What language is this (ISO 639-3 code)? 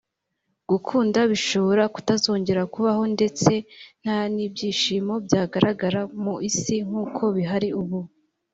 kin